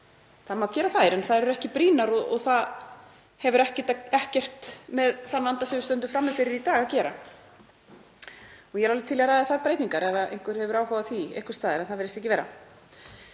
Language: Icelandic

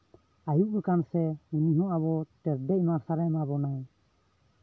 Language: Santali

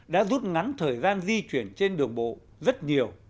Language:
Vietnamese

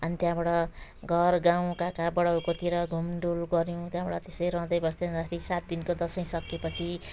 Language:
Nepali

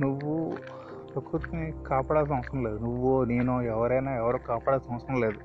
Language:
Telugu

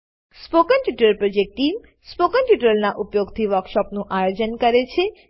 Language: Gujarati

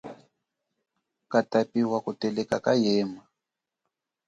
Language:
Chokwe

